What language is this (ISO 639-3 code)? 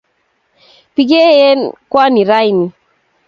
kln